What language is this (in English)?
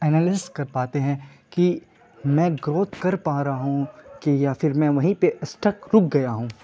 Urdu